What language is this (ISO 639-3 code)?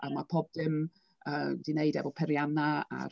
cym